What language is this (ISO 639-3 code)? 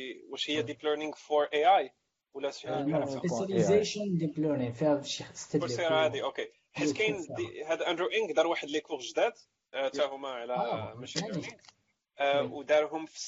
ara